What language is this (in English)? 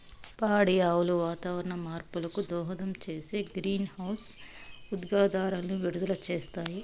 Telugu